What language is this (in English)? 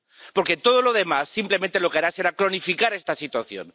Spanish